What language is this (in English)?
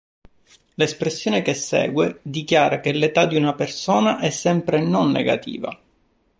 Italian